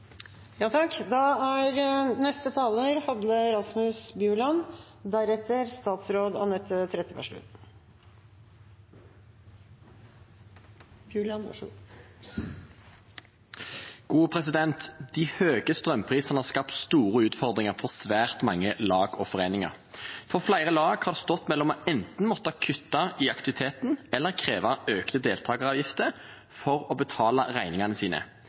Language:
Norwegian Bokmål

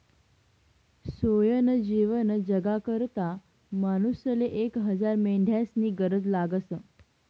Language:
Marathi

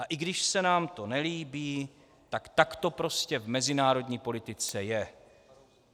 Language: Czech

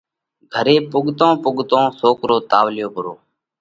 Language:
Parkari Koli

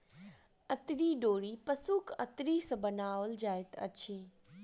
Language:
Maithili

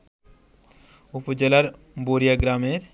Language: Bangla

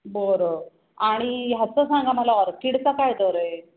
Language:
Marathi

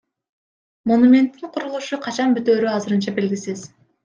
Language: Kyrgyz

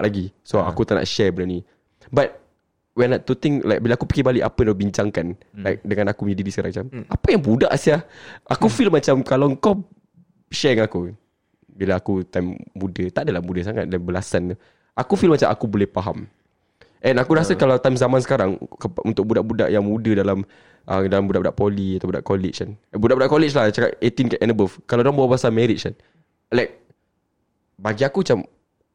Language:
Malay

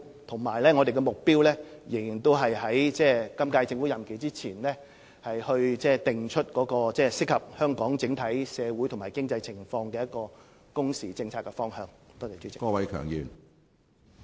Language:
Cantonese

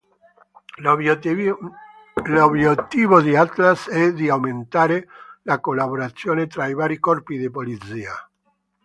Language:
Italian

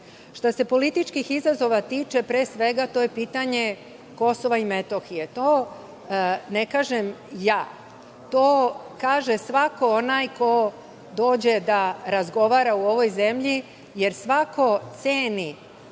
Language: Serbian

